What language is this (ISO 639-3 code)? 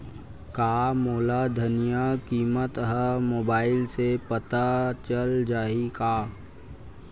hne